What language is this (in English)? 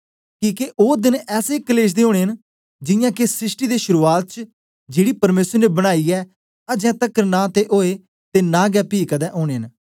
Dogri